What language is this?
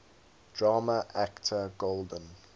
English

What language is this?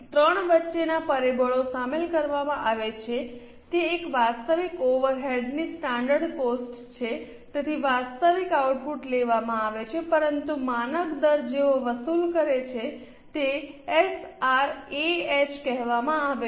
Gujarati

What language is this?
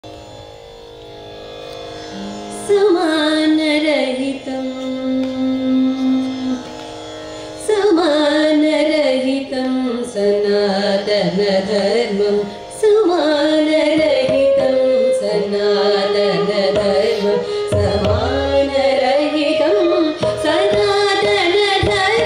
Kannada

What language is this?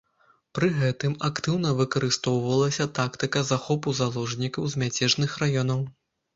Belarusian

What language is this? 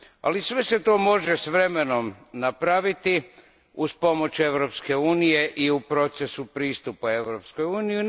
Croatian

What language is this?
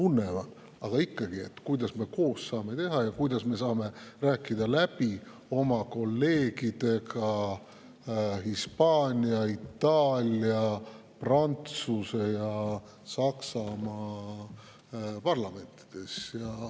Estonian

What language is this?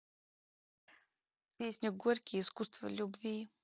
Russian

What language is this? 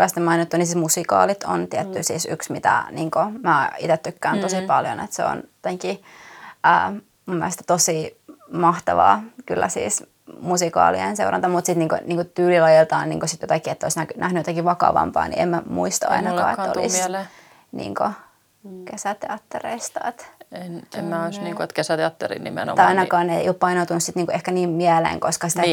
Finnish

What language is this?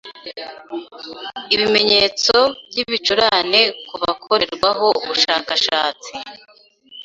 Kinyarwanda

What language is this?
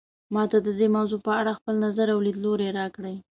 Pashto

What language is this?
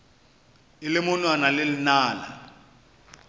Northern Sotho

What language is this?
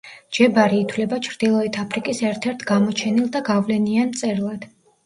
Georgian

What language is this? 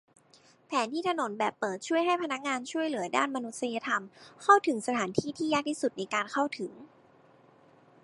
Thai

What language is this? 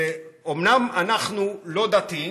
Hebrew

